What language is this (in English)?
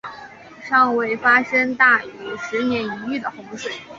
Chinese